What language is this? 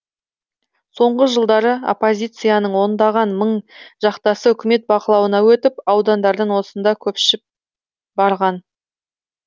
Kazakh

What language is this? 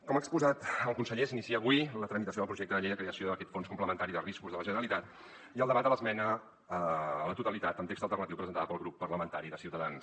Catalan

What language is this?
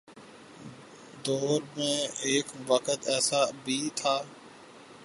Urdu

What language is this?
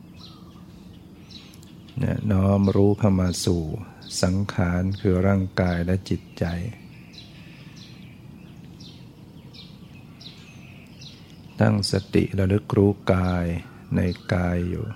Thai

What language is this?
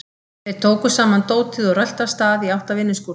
Icelandic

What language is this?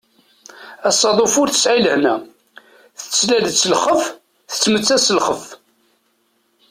Kabyle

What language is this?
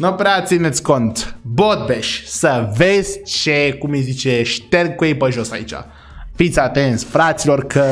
Romanian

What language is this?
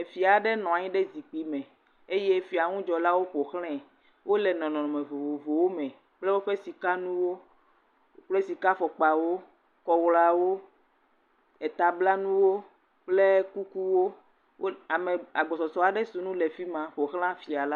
Ewe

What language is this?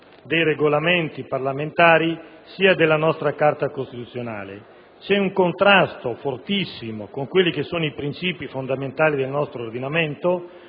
Italian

